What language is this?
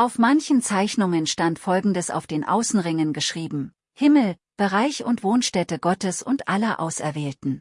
German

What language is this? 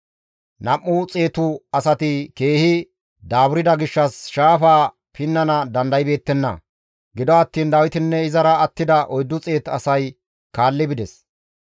Gamo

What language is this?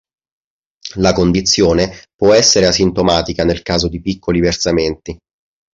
Italian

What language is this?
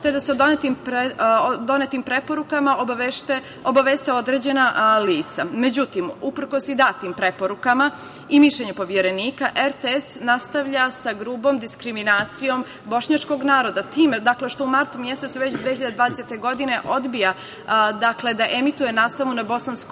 Serbian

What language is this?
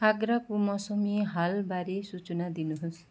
Nepali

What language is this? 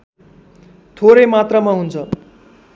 Nepali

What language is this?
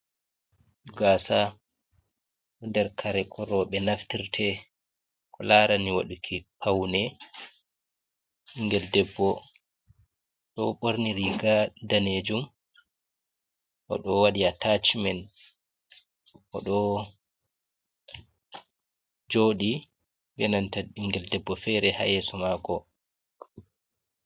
Fula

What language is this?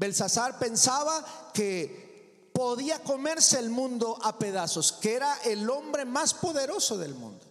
Spanish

